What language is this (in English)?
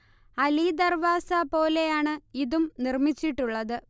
Malayalam